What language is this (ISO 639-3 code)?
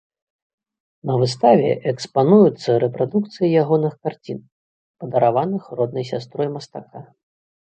bel